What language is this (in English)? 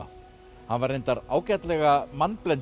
Icelandic